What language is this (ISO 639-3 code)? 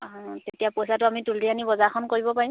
asm